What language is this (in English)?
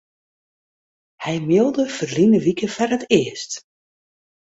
Western Frisian